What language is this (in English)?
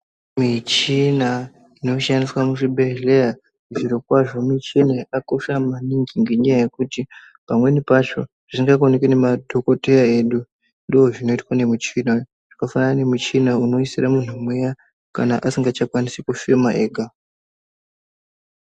Ndau